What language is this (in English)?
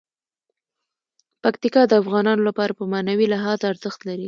Pashto